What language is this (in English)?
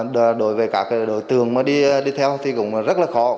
Vietnamese